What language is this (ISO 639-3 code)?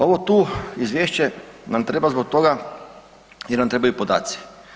hrv